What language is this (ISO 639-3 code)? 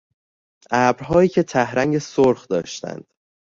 fas